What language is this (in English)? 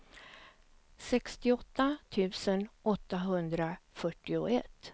Swedish